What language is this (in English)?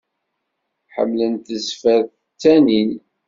Kabyle